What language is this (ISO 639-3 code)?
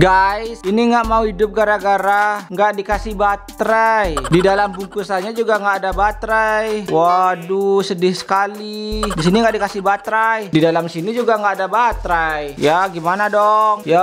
ind